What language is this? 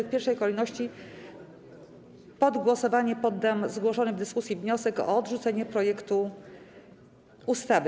Polish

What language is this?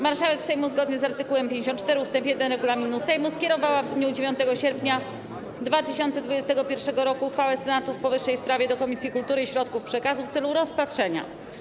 Polish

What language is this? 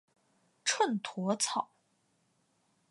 Chinese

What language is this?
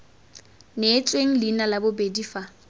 Tswana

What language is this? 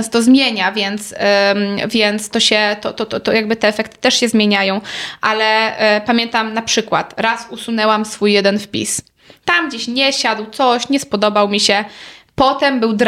Polish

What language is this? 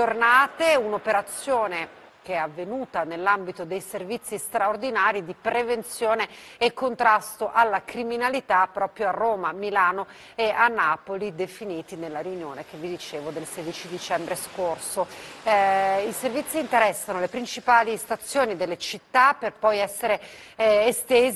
Italian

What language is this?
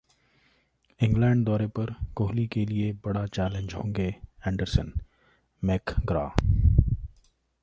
Hindi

